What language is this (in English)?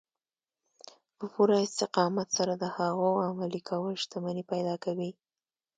Pashto